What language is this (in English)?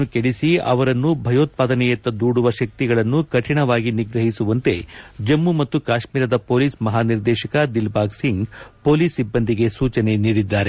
Kannada